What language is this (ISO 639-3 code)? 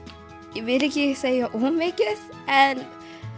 isl